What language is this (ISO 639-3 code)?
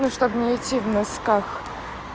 rus